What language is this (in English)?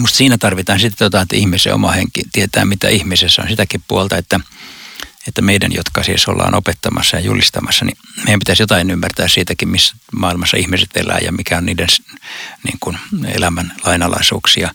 Finnish